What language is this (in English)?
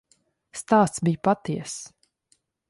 Latvian